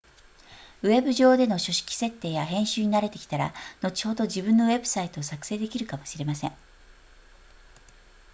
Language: Japanese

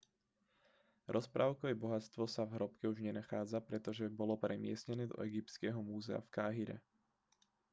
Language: Slovak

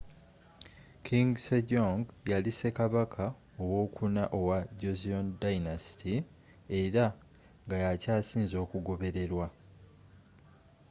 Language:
Ganda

